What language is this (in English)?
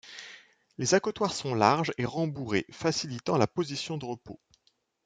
French